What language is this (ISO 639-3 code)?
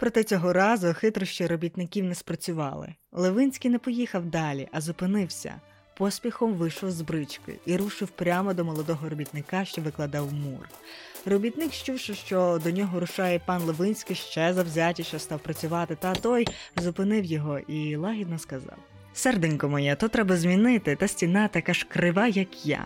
ukr